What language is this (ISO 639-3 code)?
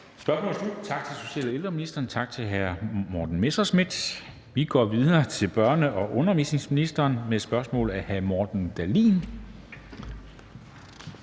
dan